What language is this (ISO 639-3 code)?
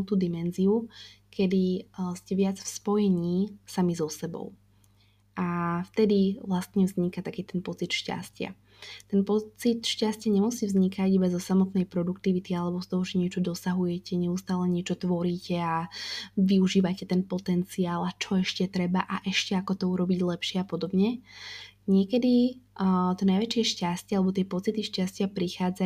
slk